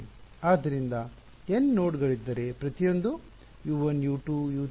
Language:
Kannada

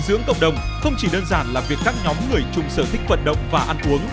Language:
Vietnamese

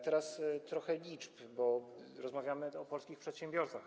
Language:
Polish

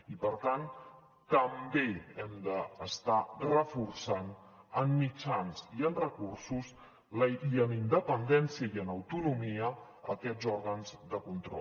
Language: Catalan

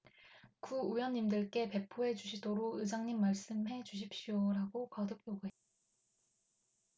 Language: Korean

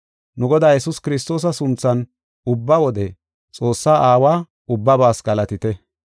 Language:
Gofa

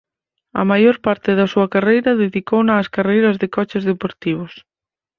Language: Galician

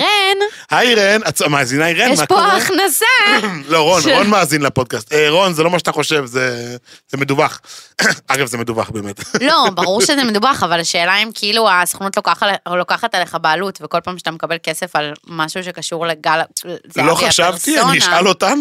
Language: Hebrew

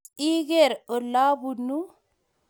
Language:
Kalenjin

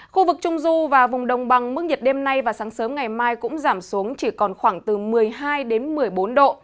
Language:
Vietnamese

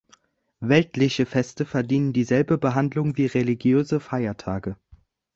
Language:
German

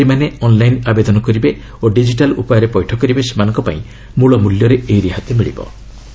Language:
Odia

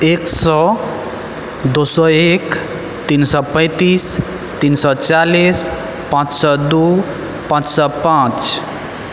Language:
Maithili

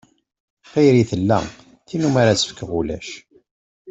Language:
Kabyle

